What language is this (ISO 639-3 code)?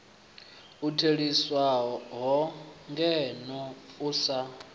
ven